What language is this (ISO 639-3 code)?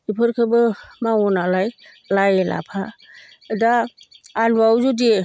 brx